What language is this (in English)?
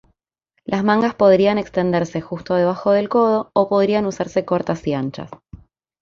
Spanish